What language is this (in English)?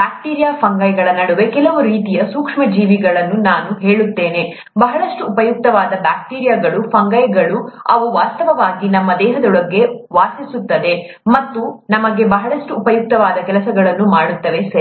Kannada